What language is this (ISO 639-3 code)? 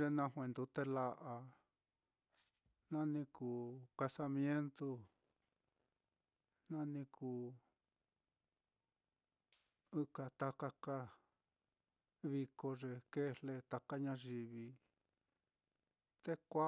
vmm